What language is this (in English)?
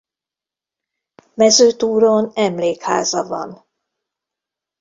Hungarian